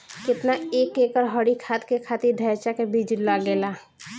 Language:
Bhojpuri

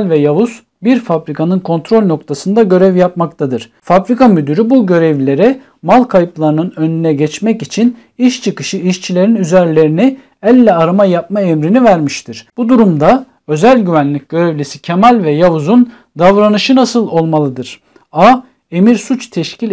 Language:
Turkish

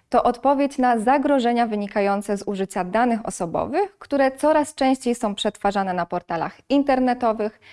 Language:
Polish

